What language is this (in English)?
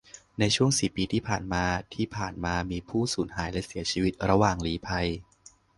Thai